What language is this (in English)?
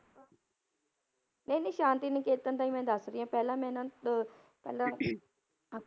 Punjabi